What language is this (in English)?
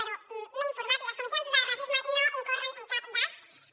Catalan